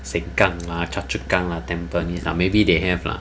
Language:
English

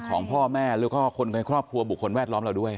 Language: Thai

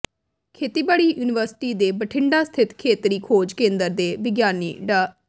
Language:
Punjabi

